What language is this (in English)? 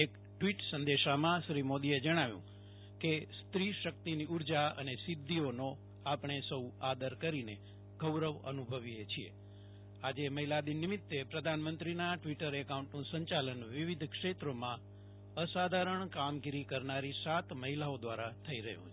Gujarati